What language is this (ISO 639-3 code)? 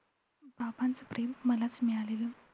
mar